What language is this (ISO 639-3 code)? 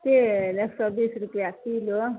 mai